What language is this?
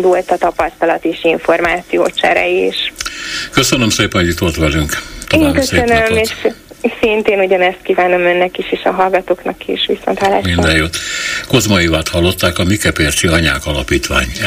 Hungarian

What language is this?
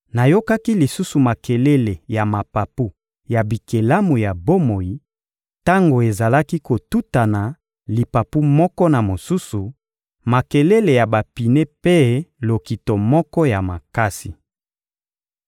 Lingala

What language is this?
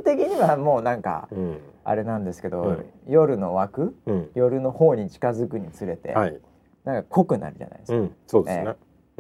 Japanese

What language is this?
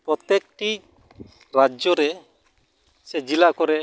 Santali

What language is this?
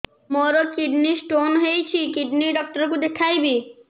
Odia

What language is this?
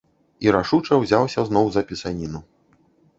Belarusian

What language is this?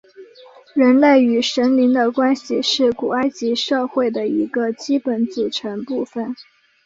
Chinese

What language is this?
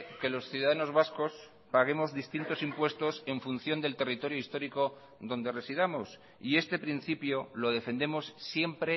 Spanish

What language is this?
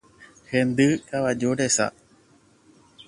Guarani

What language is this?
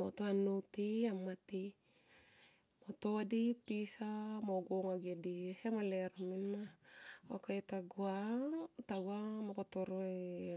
Tomoip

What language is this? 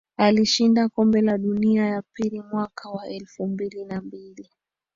Swahili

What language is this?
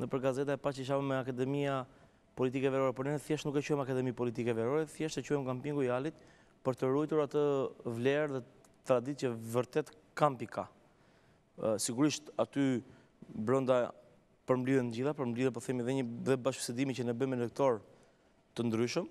Romanian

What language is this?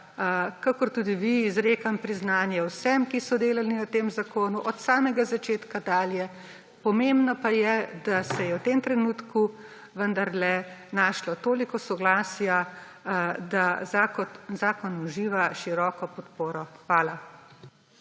Slovenian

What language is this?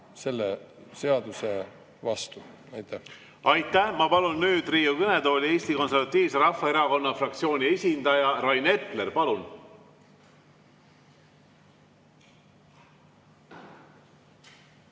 Estonian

